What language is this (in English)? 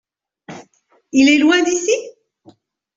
French